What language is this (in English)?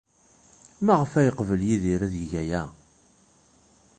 Kabyle